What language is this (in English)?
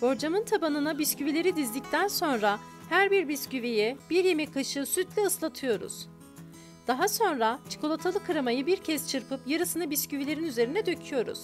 Turkish